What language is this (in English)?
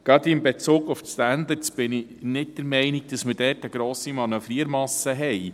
Swiss German